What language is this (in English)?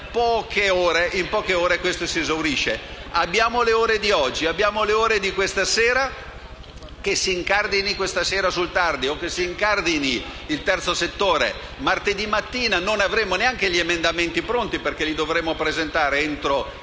Italian